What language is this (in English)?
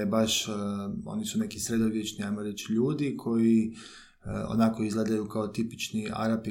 Croatian